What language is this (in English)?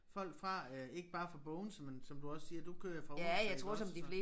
Danish